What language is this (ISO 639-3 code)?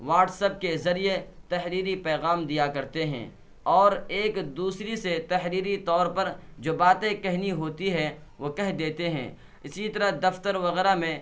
urd